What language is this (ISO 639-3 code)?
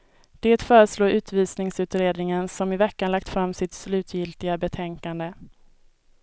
swe